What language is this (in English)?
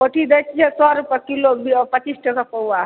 Maithili